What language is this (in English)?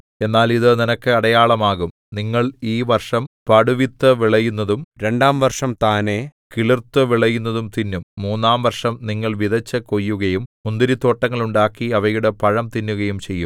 Malayalam